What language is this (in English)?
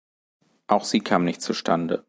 German